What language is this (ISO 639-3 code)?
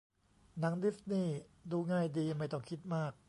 tha